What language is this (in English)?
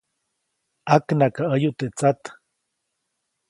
Copainalá Zoque